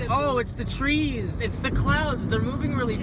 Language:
English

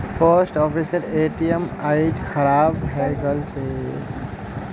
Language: Magahi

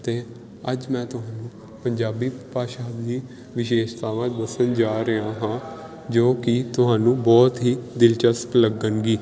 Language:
Punjabi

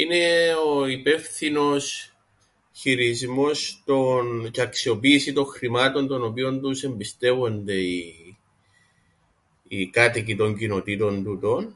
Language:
Greek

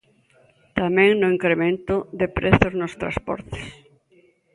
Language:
Galician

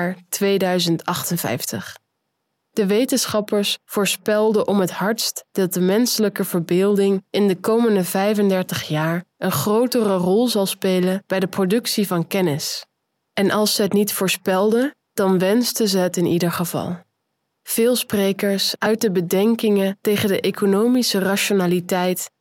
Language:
Dutch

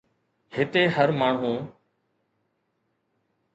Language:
Sindhi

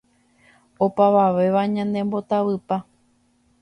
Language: Guarani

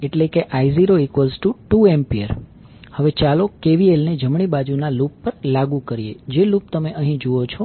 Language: Gujarati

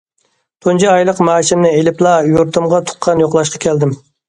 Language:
Uyghur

